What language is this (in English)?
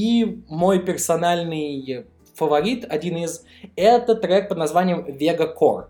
Russian